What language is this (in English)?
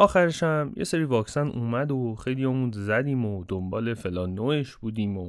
Persian